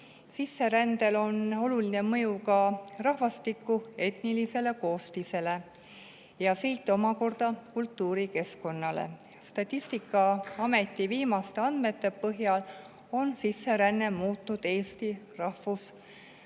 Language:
Estonian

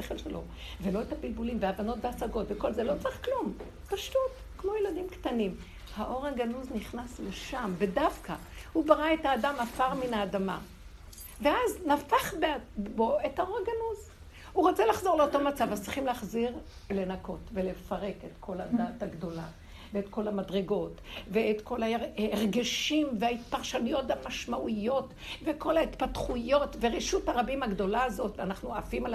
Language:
Hebrew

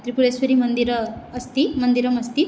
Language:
Sanskrit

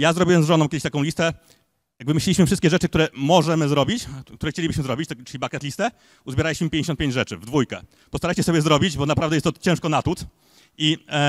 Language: Polish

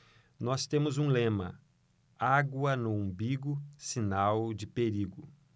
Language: Portuguese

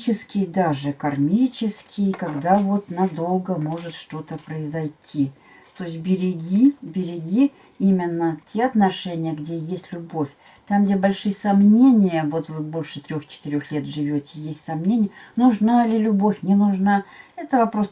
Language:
Russian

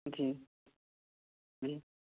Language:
Urdu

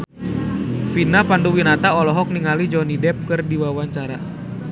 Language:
Sundanese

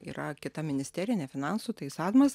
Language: Lithuanian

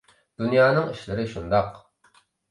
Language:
Uyghur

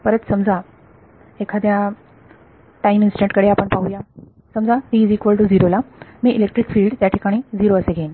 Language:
Marathi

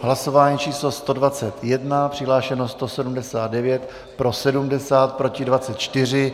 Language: Czech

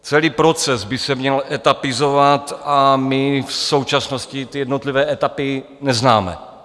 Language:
Czech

